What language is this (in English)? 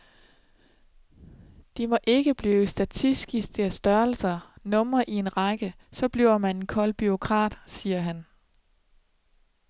Danish